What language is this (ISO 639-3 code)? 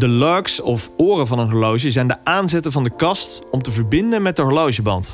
nld